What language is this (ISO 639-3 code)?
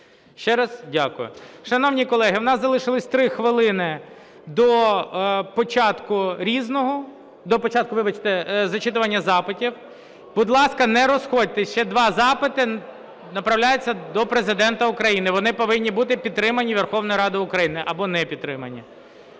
ukr